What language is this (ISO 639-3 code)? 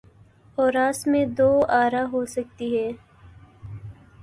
urd